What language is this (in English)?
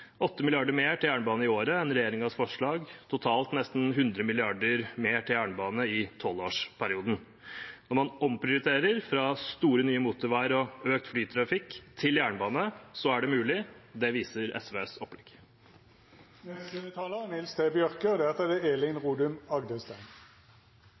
Norwegian